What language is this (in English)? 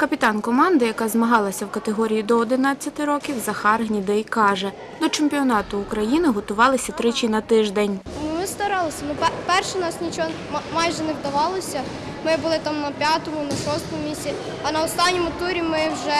Ukrainian